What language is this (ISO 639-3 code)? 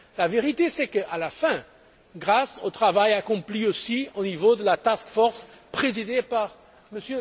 fra